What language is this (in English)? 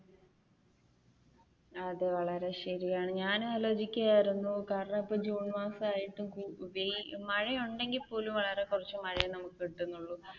Malayalam